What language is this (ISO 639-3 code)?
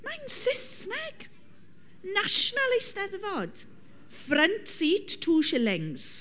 cym